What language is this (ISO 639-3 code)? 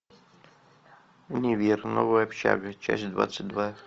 rus